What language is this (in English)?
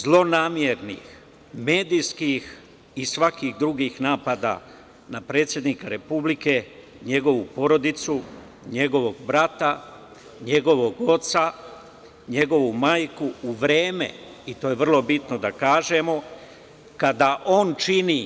Serbian